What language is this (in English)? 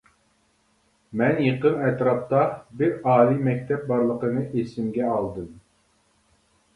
Uyghur